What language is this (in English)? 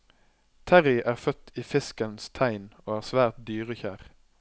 Norwegian